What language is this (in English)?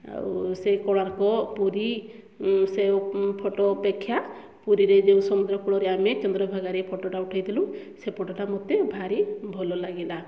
Odia